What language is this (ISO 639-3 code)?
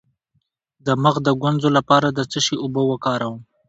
pus